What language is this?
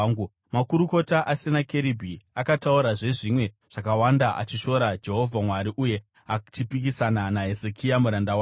Shona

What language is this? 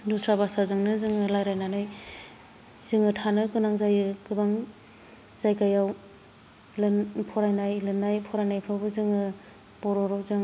Bodo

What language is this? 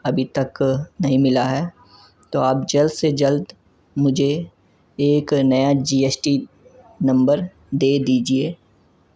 Urdu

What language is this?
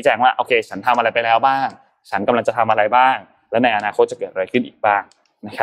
Thai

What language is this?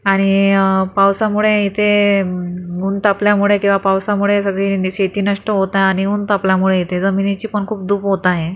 Marathi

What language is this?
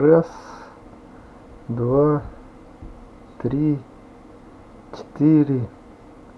Russian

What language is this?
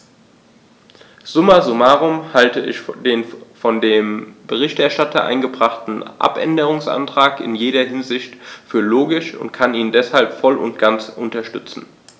German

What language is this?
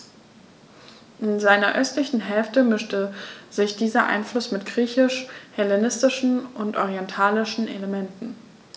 German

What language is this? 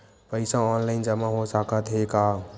Chhattisgarhi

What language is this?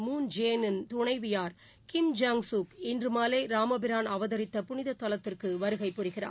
Tamil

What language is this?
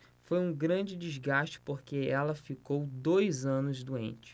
Portuguese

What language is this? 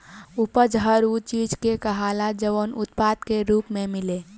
Bhojpuri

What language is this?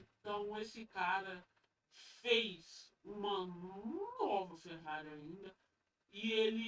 Portuguese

